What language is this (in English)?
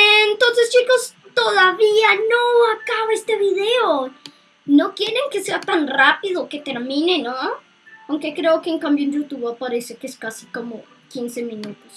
Spanish